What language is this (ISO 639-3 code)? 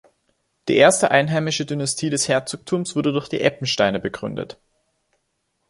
deu